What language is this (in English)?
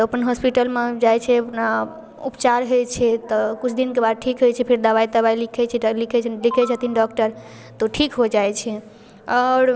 Maithili